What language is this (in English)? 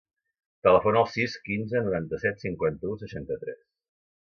Catalan